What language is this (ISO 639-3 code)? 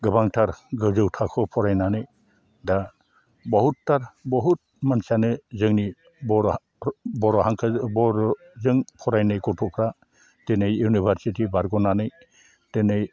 brx